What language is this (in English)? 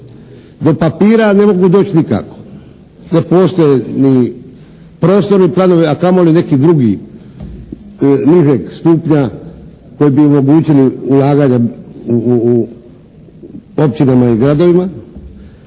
Croatian